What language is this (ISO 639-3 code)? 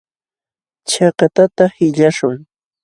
qxw